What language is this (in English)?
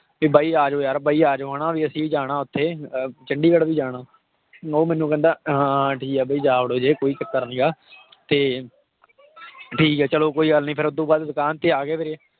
Punjabi